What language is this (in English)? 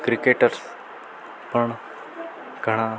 Gujarati